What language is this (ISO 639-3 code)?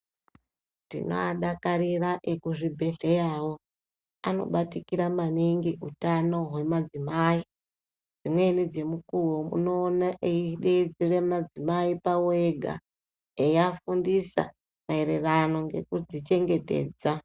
ndc